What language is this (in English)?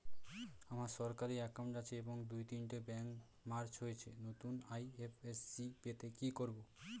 Bangla